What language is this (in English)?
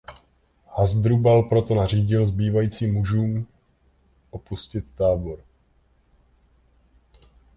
Czech